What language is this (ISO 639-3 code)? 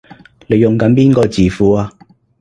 yue